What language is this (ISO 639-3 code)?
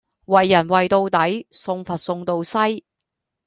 yue